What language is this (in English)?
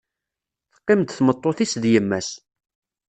Kabyle